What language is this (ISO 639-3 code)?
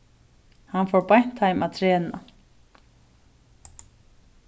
fao